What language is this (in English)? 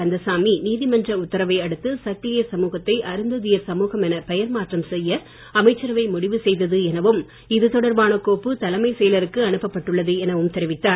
Tamil